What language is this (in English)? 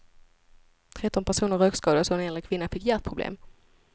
Swedish